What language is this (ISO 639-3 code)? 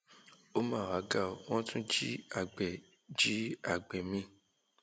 yor